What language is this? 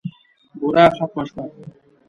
Pashto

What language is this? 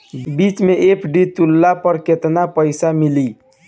Bhojpuri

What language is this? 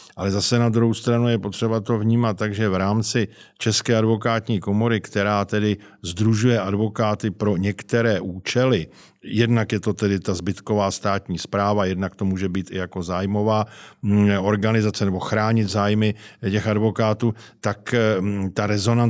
Czech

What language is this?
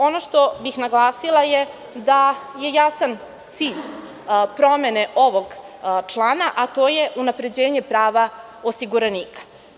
Serbian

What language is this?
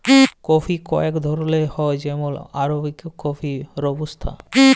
Bangla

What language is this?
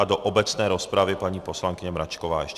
Czech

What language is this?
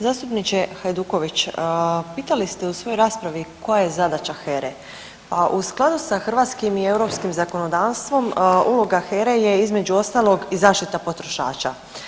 Croatian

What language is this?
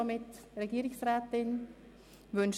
Swiss German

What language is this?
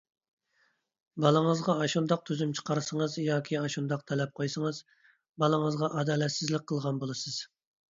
Uyghur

